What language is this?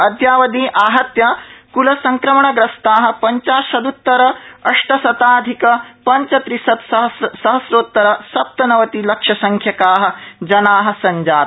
Sanskrit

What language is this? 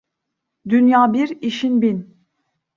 Turkish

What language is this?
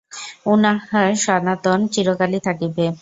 Bangla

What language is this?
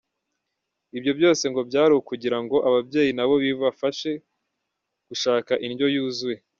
Kinyarwanda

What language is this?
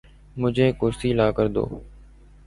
Urdu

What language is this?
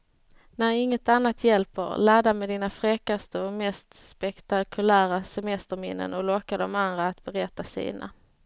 Swedish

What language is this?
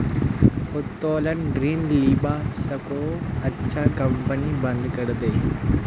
Magahi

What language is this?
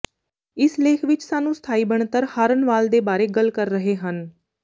Punjabi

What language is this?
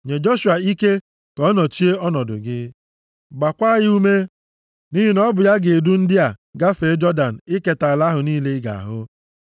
Igbo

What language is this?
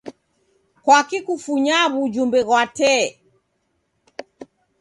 Taita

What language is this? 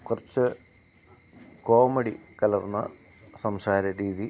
Malayalam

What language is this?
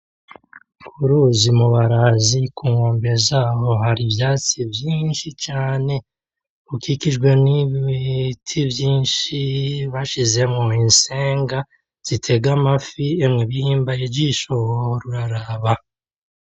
Rundi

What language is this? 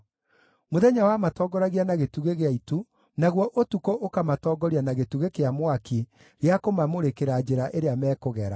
Kikuyu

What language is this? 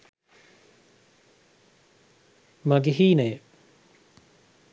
Sinhala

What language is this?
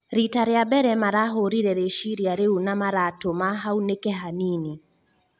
Kikuyu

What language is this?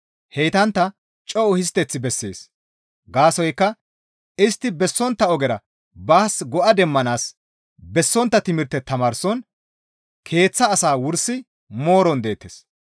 Gamo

